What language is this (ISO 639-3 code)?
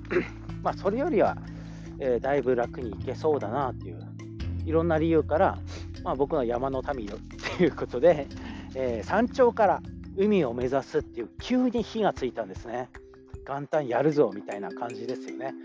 jpn